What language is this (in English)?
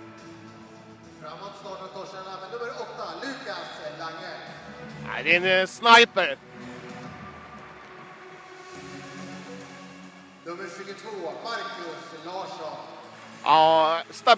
Swedish